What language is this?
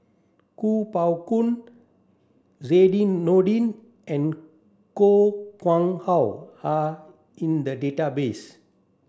English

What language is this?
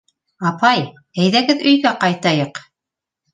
Bashkir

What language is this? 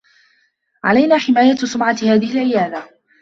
Arabic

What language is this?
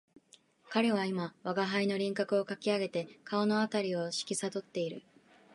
Japanese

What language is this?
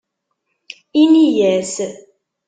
Kabyle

